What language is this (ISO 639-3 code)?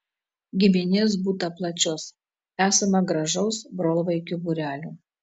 lit